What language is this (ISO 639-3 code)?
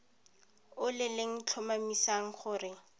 tsn